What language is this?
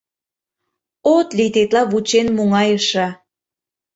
Mari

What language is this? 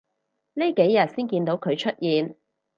Cantonese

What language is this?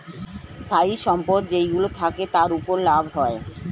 Bangla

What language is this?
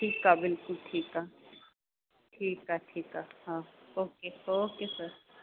Sindhi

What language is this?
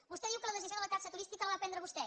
Catalan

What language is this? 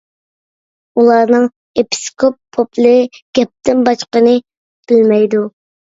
Uyghur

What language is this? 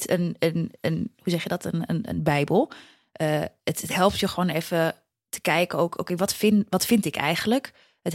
Dutch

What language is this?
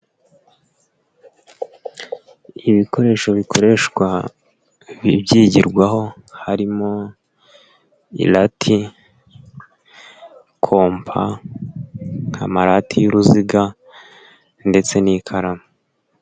Kinyarwanda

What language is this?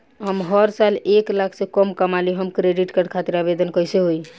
Bhojpuri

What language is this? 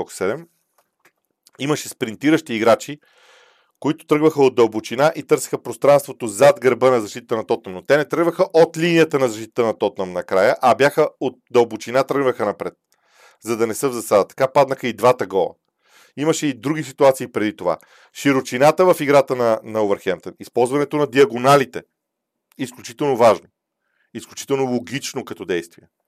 Bulgarian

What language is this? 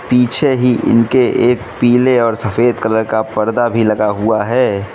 Hindi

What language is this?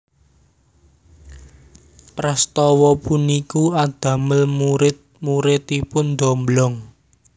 Javanese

